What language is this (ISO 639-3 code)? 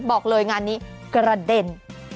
tha